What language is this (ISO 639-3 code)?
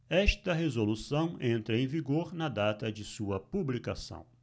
por